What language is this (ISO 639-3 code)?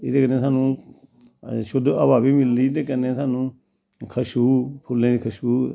doi